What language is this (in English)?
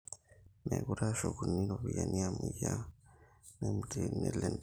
Masai